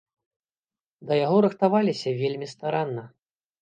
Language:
Belarusian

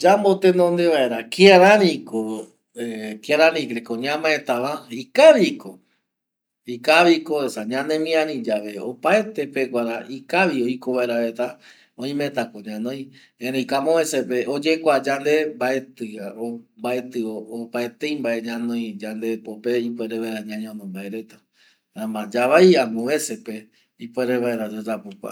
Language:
Eastern Bolivian Guaraní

